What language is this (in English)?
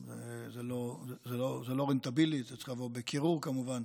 Hebrew